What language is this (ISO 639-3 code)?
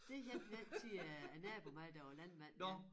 dan